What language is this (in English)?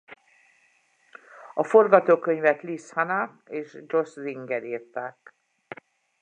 Hungarian